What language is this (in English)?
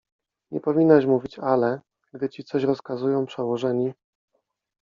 Polish